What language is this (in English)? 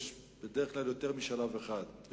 Hebrew